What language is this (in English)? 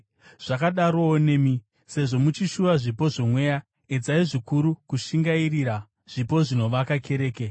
Shona